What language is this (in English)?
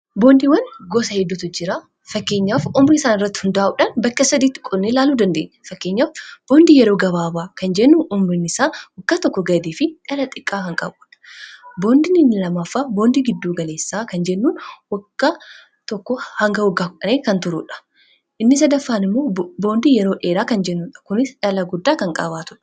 Oromo